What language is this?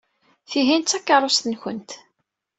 Kabyle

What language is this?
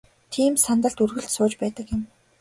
Mongolian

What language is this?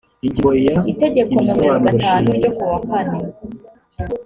Kinyarwanda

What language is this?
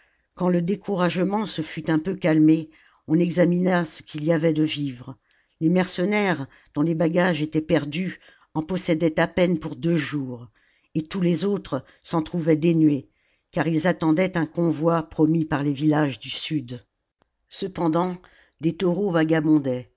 French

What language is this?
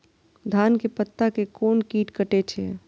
Maithili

